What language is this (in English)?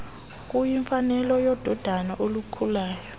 Xhosa